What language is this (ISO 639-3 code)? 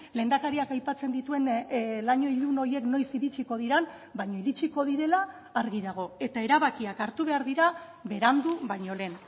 eus